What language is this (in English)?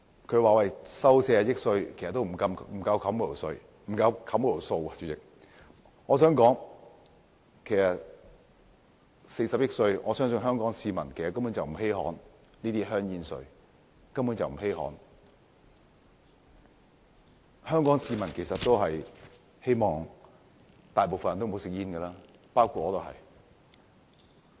Cantonese